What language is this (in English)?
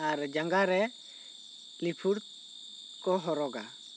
Santali